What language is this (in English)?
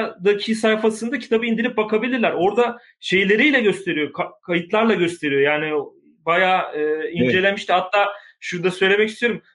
Turkish